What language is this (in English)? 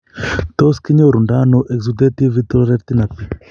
Kalenjin